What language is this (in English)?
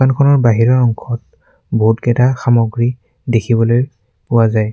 Assamese